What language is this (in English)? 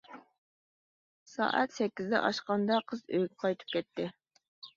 Uyghur